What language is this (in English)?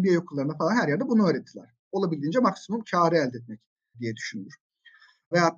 Turkish